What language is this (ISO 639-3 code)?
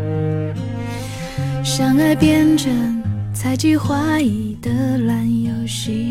zho